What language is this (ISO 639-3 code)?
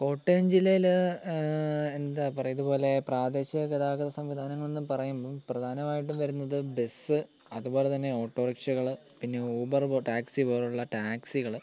mal